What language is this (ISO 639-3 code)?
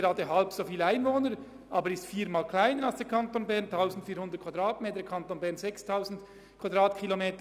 gsw